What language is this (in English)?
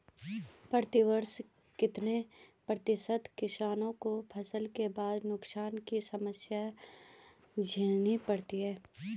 Hindi